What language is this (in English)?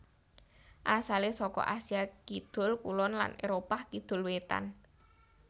Javanese